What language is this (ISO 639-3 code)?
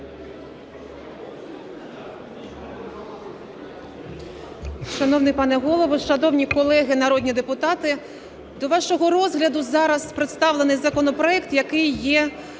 ukr